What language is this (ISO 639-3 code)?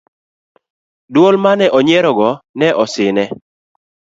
luo